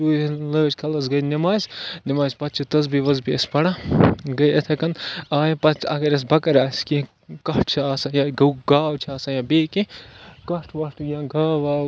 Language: Kashmiri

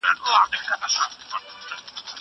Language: Pashto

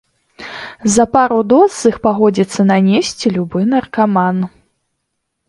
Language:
Belarusian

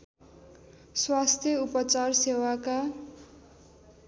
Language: Nepali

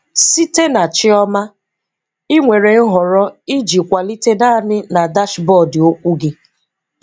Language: Igbo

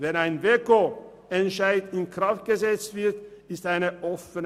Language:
Swiss German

